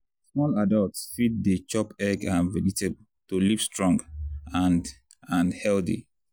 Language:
Nigerian Pidgin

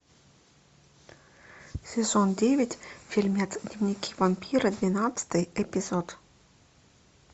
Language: Russian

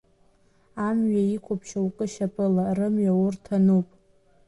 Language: Abkhazian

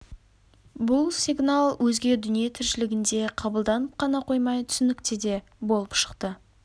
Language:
Kazakh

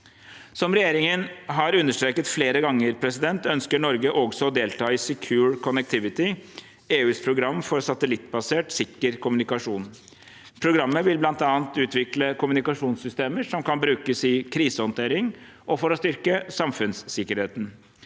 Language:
Norwegian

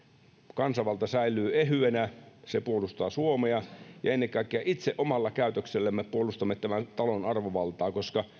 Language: Finnish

